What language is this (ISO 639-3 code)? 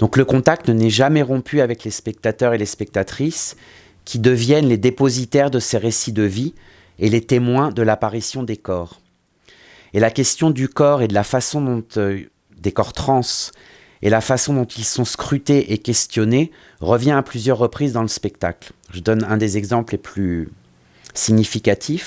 fra